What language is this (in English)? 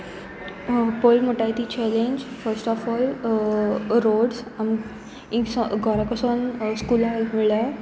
Konkani